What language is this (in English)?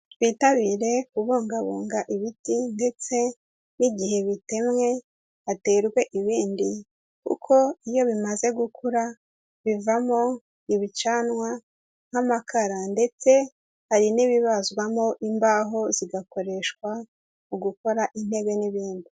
Kinyarwanda